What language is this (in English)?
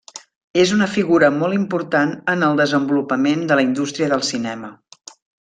Catalan